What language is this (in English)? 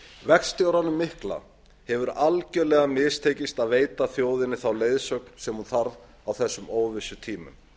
Icelandic